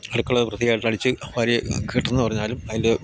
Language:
Malayalam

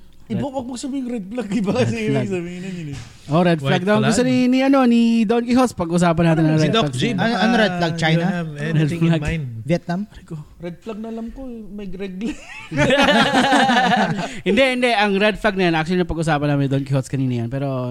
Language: Filipino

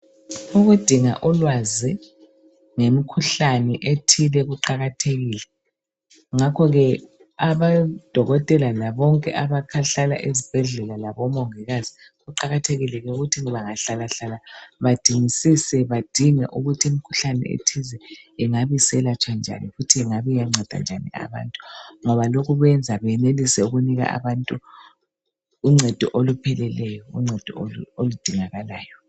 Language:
North Ndebele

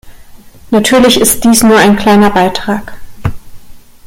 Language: German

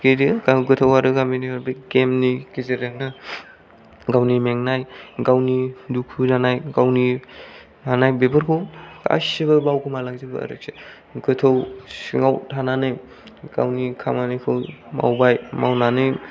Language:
Bodo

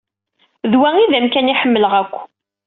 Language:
Kabyle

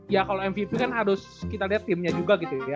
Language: Indonesian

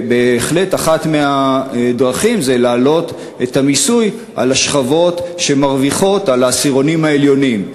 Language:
Hebrew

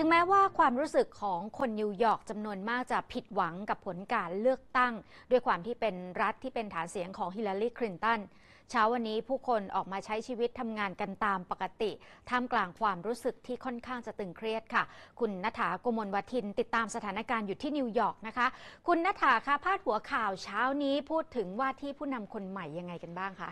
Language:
Thai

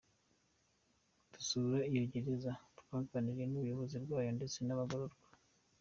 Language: Kinyarwanda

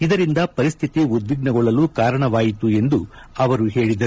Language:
Kannada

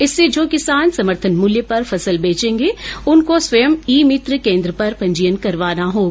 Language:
Hindi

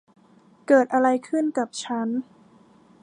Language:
Thai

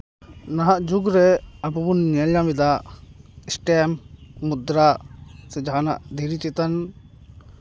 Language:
Santali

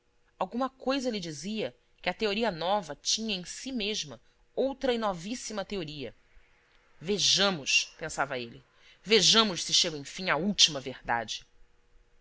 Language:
Portuguese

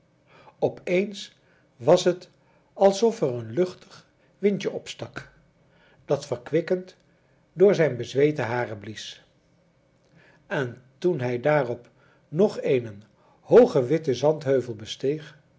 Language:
Dutch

